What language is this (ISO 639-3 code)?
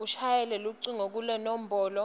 ssw